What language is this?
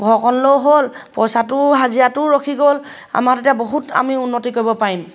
Assamese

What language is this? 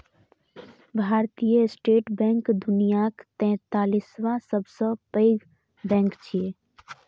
Maithili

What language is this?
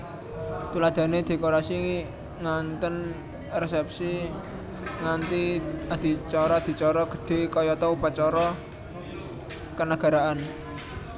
Javanese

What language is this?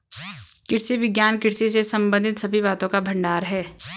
Hindi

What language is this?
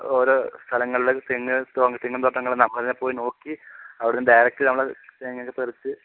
Malayalam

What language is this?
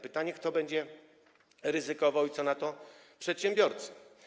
Polish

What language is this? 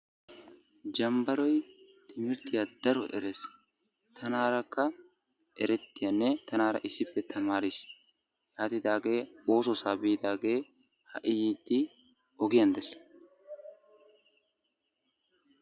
Wolaytta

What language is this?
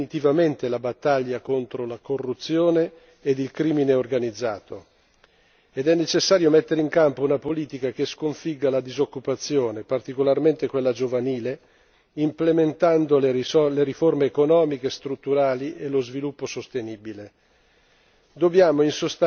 Italian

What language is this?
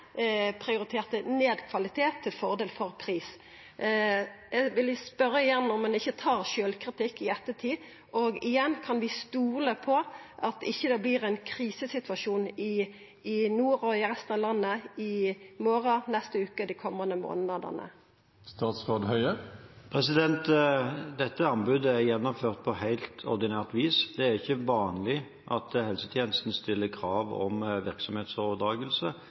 Norwegian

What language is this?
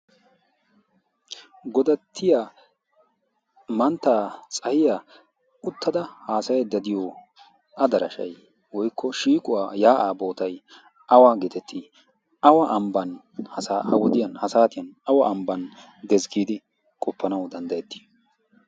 Wolaytta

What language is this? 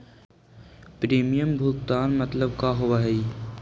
Magahi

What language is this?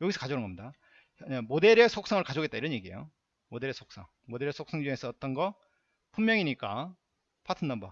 Korean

